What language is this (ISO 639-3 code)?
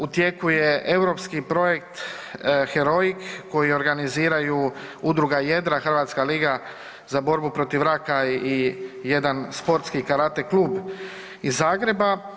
hrv